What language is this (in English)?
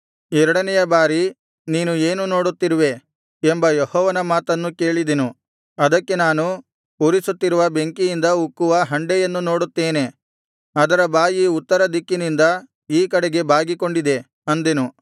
Kannada